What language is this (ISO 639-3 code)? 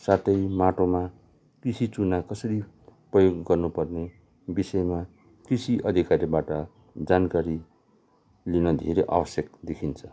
nep